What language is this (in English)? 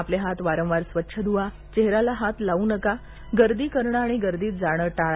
Marathi